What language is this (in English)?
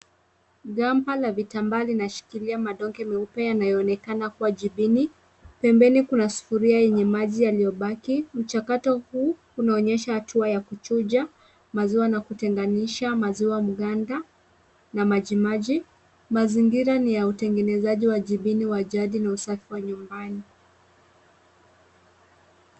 Swahili